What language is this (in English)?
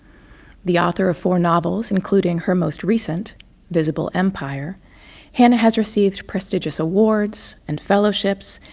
English